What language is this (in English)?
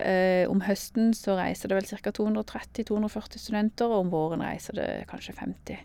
Norwegian